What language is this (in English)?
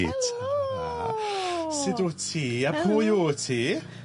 Welsh